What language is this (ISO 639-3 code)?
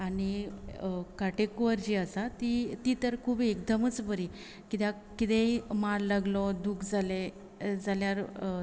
kok